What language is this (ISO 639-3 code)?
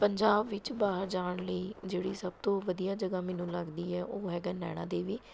pan